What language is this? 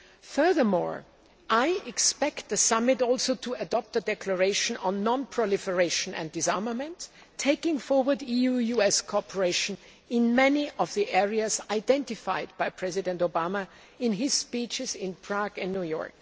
English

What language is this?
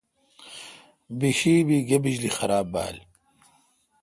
Kalkoti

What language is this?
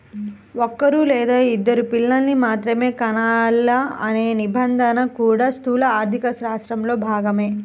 Telugu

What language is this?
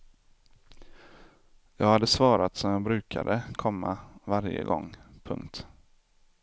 Swedish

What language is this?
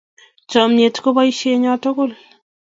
Kalenjin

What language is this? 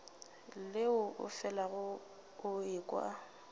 Northern Sotho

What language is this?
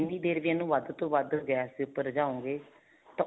Punjabi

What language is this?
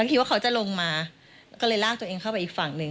Thai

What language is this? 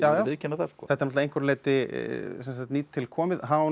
Icelandic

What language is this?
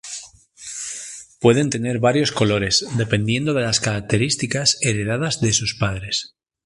Spanish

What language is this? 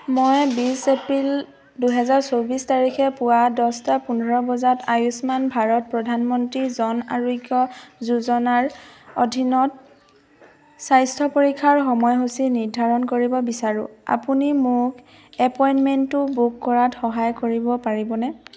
Assamese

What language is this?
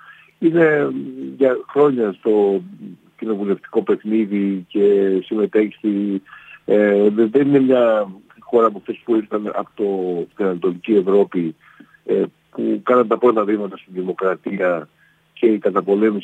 Greek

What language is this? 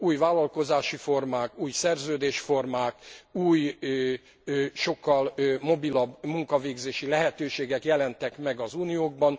Hungarian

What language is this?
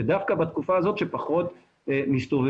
Hebrew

